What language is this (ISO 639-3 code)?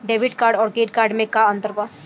bho